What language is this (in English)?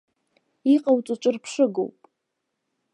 Abkhazian